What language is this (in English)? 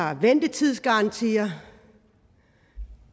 Danish